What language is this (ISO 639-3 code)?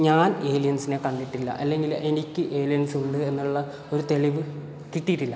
mal